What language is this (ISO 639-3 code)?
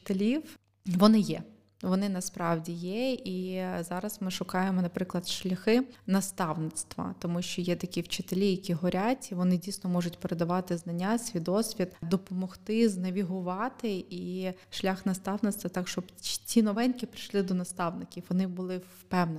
ukr